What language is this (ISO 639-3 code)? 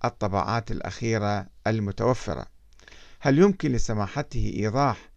ara